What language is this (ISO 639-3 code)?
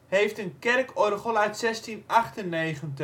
nld